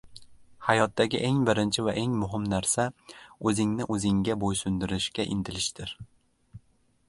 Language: Uzbek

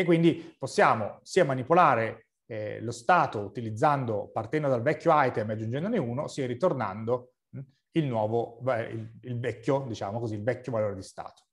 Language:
Italian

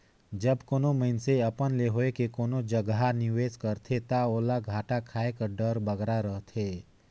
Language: Chhattisgarhi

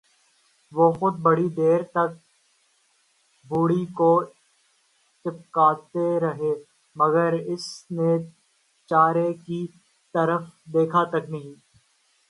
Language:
Urdu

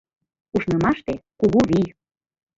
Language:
Mari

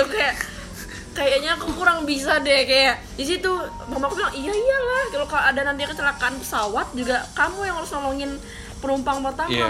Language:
Indonesian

